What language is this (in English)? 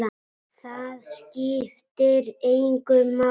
Icelandic